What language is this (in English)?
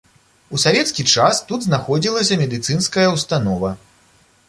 Belarusian